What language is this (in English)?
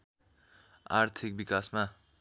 Nepali